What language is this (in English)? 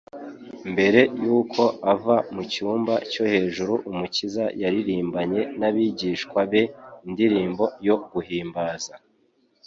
Kinyarwanda